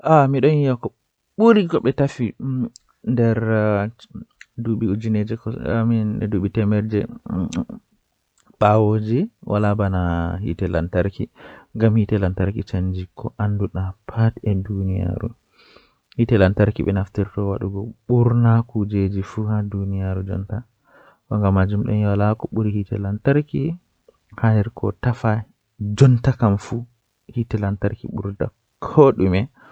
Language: Western Niger Fulfulde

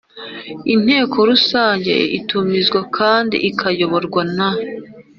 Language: Kinyarwanda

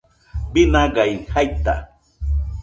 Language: Nüpode Huitoto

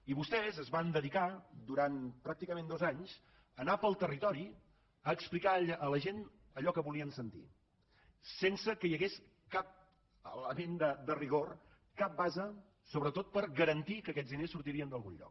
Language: Catalan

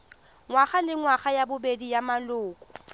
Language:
Tswana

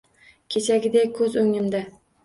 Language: Uzbek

